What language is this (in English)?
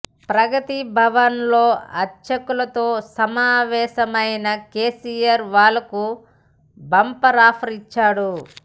Telugu